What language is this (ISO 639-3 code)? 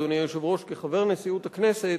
heb